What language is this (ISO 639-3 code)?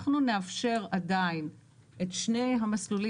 heb